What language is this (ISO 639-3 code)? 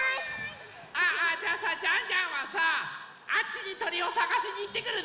jpn